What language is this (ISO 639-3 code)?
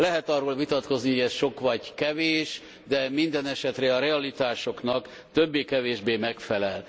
hun